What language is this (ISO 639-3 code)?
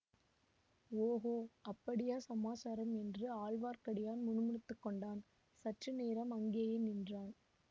tam